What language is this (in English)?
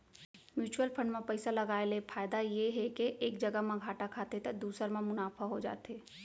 Chhattisgarhi